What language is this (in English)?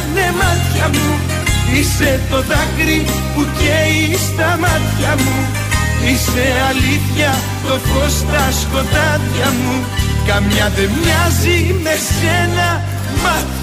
Greek